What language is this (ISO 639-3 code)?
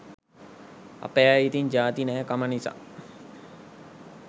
sin